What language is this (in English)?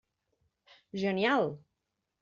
Catalan